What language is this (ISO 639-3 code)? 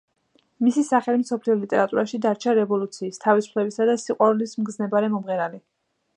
kat